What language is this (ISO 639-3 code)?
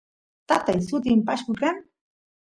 qus